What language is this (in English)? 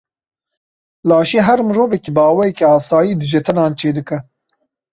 Kurdish